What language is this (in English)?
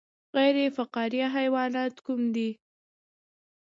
Pashto